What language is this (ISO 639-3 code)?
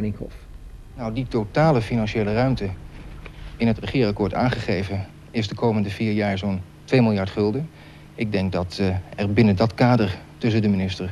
nld